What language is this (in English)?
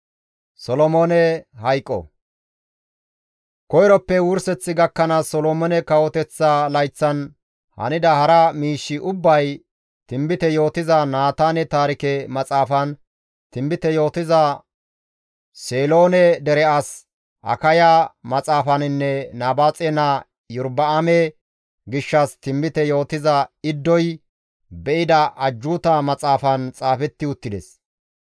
Gamo